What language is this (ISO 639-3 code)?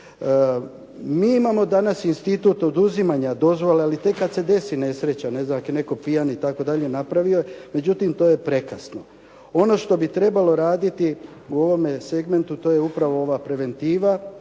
hrv